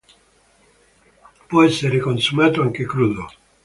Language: Italian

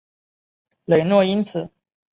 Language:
Chinese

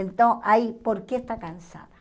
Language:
Portuguese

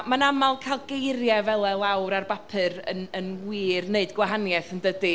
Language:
Welsh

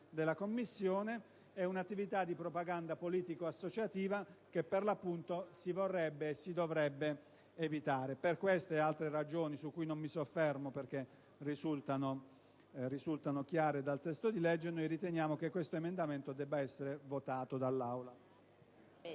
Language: Italian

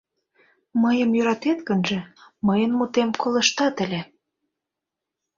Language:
Mari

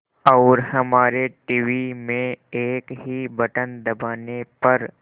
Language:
Hindi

